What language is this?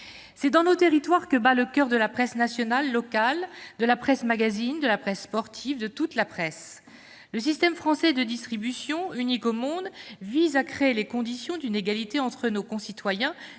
French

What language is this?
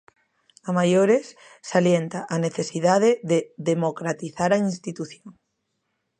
Galician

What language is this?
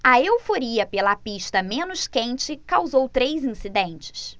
Portuguese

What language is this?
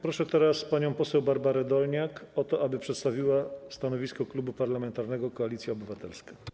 Polish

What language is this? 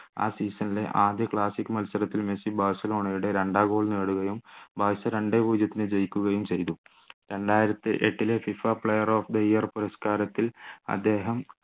Malayalam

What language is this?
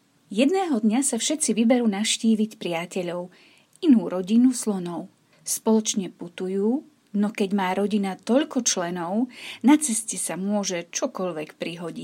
Slovak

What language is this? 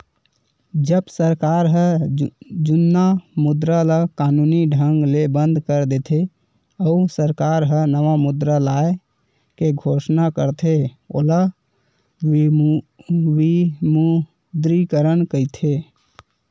Chhattisgarhi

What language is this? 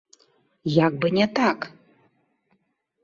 Belarusian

